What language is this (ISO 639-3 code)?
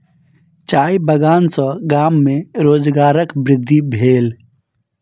mai